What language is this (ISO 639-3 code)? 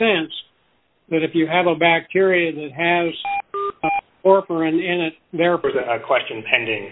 eng